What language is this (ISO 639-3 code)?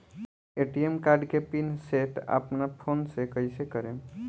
bho